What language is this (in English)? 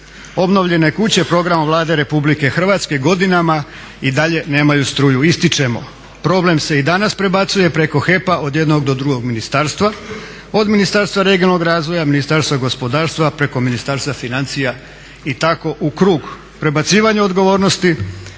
Croatian